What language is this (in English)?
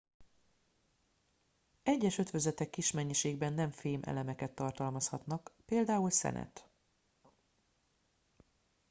Hungarian